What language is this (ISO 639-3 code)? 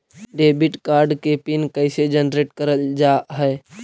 mag